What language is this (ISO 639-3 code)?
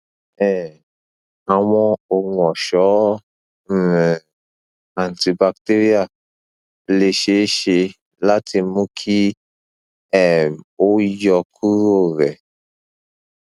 yor